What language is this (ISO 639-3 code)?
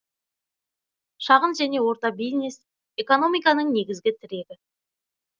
kaz